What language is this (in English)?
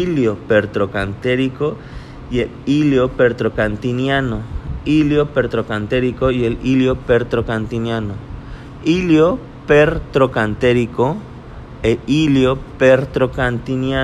Spanish